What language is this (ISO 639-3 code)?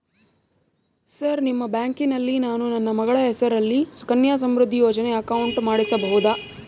kan